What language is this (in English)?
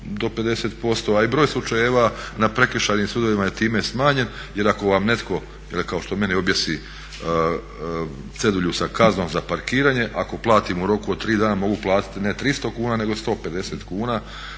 Croatian